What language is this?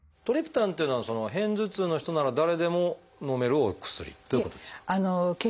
Japanese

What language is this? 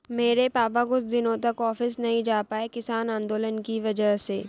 Hindi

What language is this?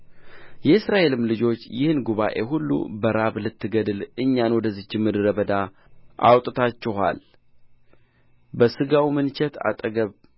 Amharic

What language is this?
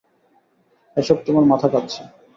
Bangla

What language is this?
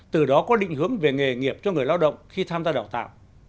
Vietnamese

